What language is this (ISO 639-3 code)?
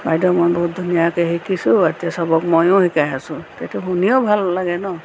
asm